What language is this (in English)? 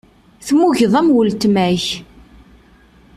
Kabyle